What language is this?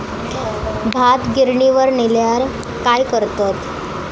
Marathi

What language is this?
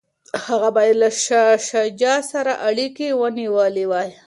Pashto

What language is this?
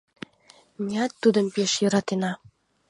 Mari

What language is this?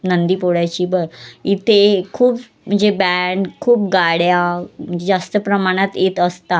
Marathi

